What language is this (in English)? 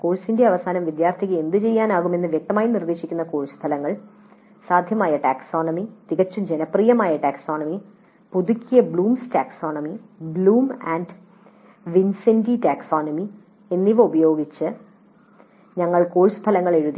Malayalam